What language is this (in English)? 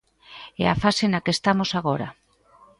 Galician